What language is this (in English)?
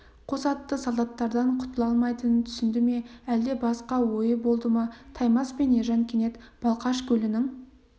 Kazakh